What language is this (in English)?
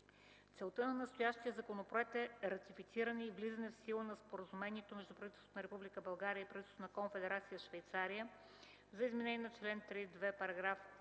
Bulgarian